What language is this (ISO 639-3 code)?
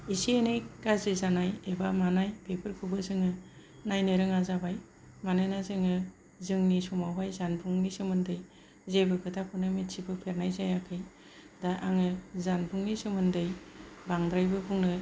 brx